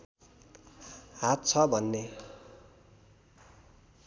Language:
Nepali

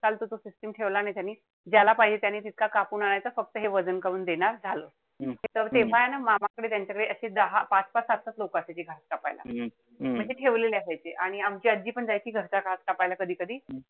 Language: Marathi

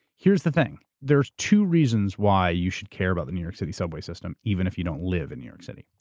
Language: English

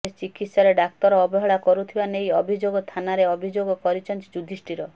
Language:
Odia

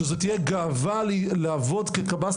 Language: Hebrew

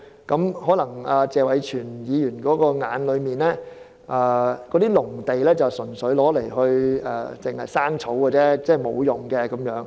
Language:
Cantonese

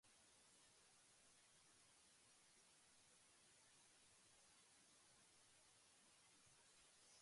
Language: Japanese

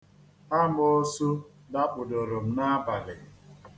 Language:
Igbo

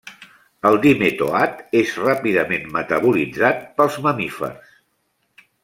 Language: Catalan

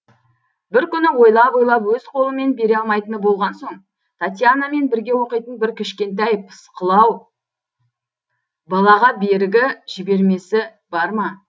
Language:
Kazakh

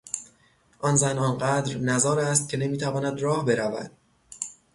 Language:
Persian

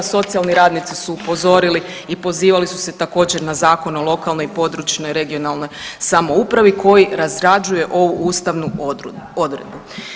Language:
Croatian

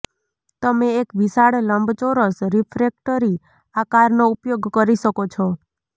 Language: Gujarati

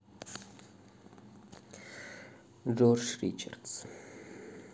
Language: Russian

